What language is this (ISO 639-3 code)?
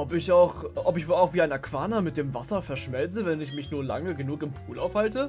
deu